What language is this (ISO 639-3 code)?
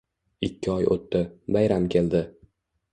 uzb